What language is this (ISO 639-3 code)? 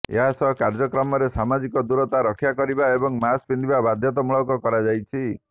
ori